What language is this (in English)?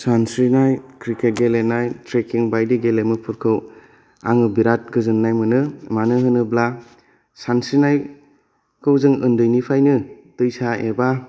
Bodo